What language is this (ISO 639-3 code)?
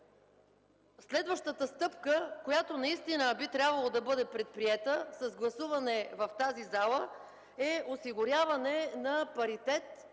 bul